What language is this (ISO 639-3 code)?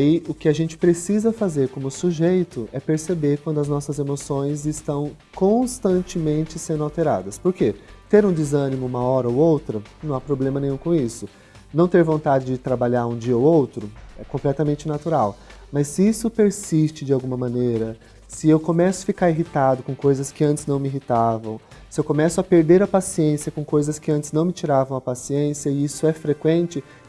por